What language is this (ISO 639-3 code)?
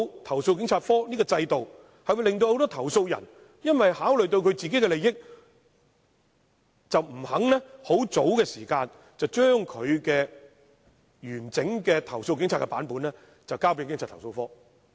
yue